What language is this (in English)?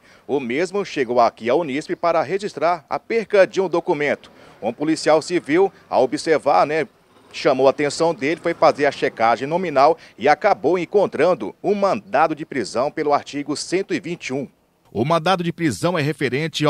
Portuguese